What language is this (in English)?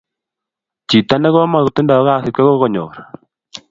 Kalenjin